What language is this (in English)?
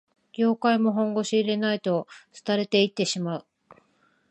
Japanese